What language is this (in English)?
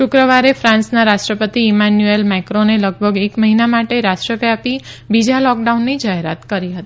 Gujarati